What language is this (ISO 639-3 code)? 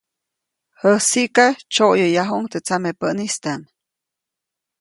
zoc